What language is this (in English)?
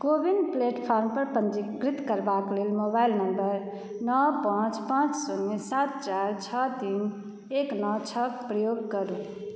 Maithili